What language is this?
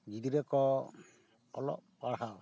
Santali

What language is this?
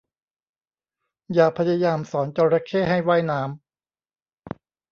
Thai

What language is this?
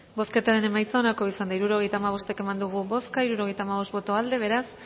Basque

